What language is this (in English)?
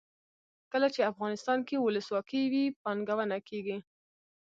Pashto